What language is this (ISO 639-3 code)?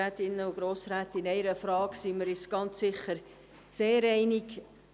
gsw